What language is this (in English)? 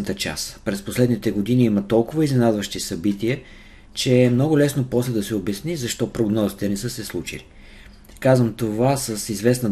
Bulgarian